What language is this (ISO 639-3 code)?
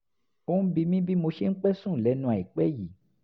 yor